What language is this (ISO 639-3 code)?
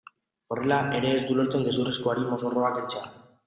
eus